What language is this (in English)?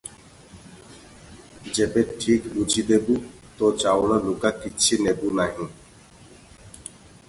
Odia